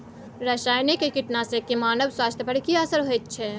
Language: Maithili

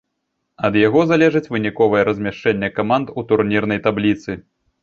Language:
Belarusian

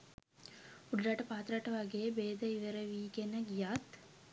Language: Sinhala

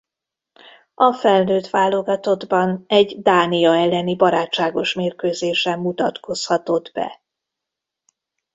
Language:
Hungarian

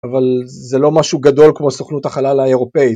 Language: Hebrew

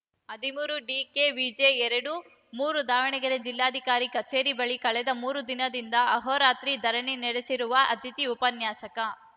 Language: Kannada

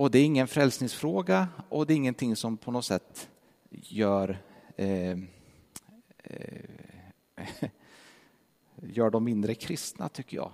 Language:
Swedish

